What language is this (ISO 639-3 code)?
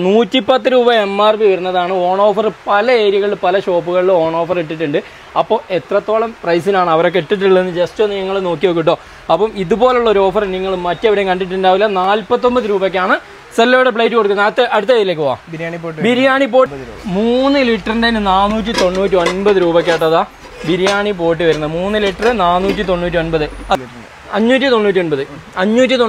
mal